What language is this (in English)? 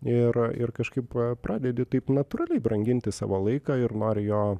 Lithuanian